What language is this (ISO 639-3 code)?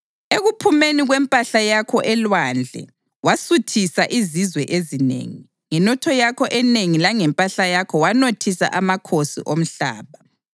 nde